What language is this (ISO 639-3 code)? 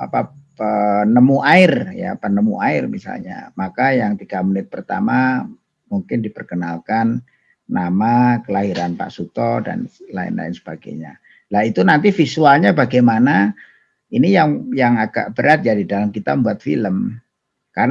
ind